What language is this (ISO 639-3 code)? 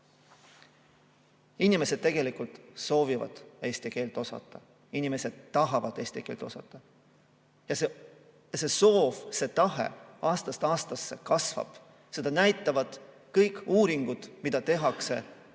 est